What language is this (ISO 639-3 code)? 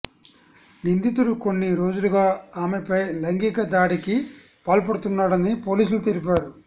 tel